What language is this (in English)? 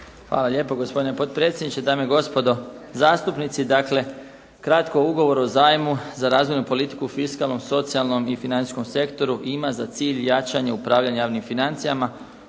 Croatian